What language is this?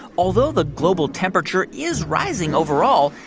English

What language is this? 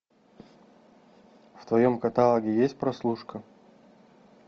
Russian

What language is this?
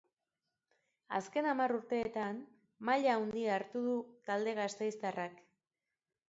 Basque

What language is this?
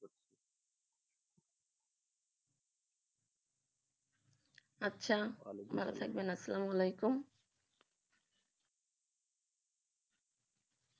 Bangla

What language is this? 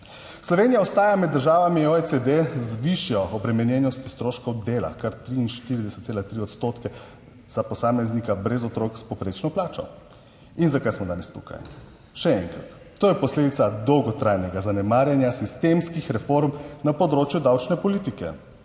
Slovenian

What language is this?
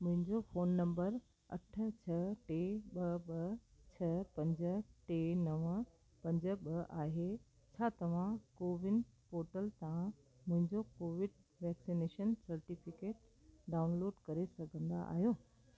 Sindhi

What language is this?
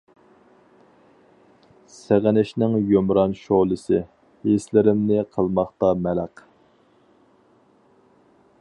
Uyghur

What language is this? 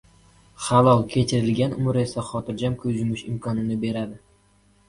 Uzbek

